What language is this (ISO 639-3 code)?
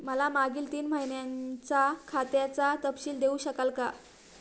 mar